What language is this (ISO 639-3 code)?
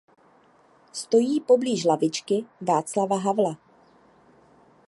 ces